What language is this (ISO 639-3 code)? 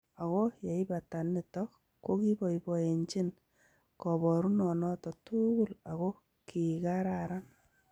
kln